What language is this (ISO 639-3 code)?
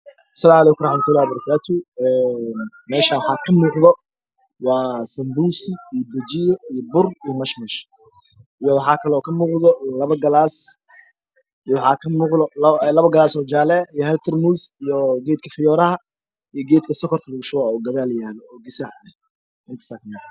som